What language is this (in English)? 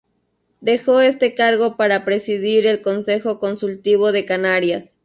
Spanish